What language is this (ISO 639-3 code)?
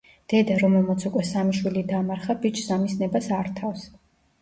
kat